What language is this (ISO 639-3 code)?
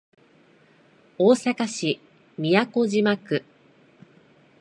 jpn